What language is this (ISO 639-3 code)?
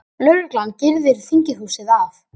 isl